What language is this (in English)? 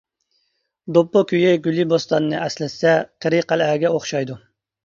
Uyghur